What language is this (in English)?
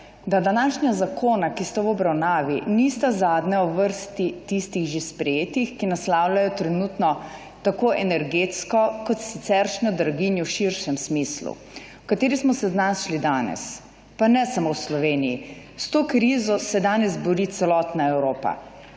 Slovenian